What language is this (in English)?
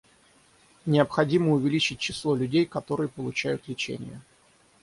Russian